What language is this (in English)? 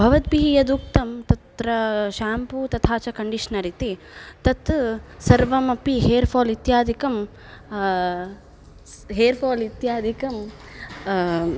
Sanskrit